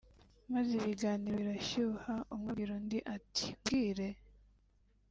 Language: Kinyarwanda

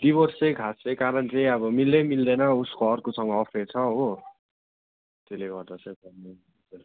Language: Nepali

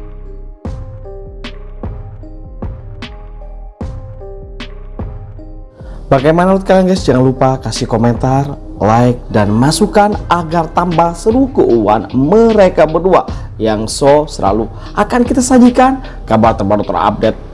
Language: Indonesian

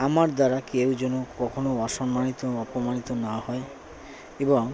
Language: Bangla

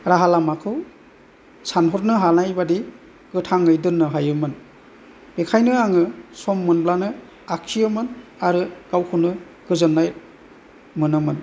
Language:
Bodo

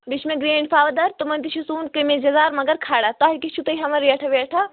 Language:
Kashmiri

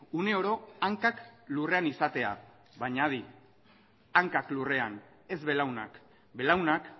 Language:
Basque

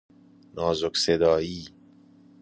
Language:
Persian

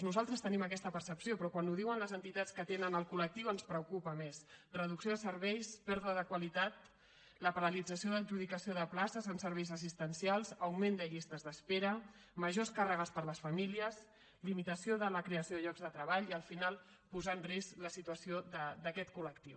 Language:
Catalan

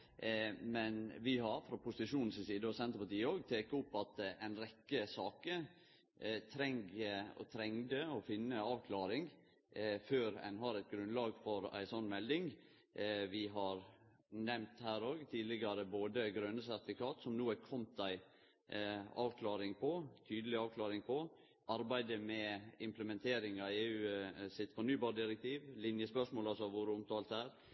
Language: Norwegian Nynorsk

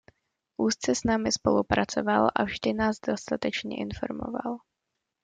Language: Czech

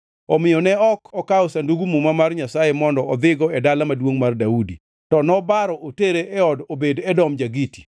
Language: Luo (Kenya and Tanzania)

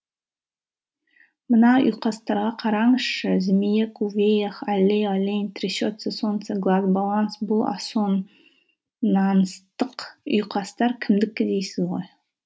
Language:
Kazakh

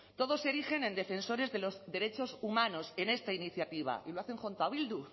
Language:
Spanish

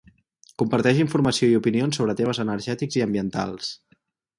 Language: Catalan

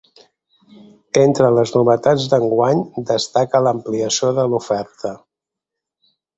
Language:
Catalan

